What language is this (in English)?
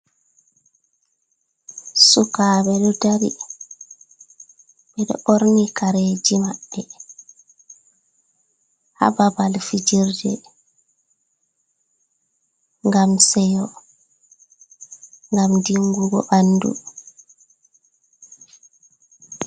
Fula